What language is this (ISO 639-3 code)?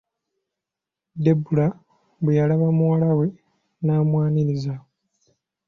lug